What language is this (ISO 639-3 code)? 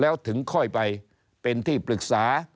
tha